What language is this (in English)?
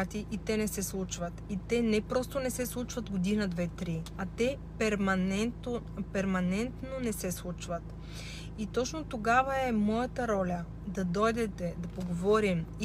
Bulgarian